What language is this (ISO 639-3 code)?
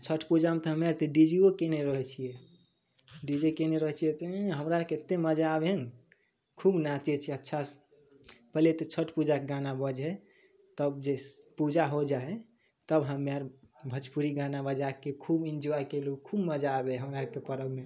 mai